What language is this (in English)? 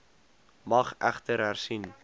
Afrikaans